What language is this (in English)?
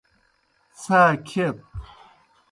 Kohistani Shina